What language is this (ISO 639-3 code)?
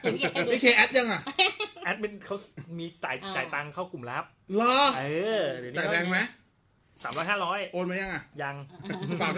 tha